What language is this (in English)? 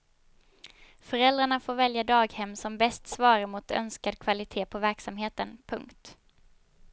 Swedish